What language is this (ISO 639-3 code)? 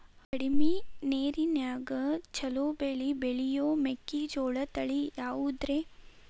kan